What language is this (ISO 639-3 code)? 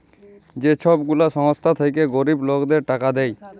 ben